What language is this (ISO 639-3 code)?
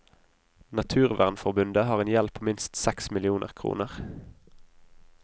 nor